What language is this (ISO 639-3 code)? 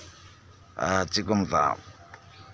sat